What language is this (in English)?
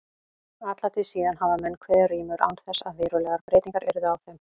Icelandic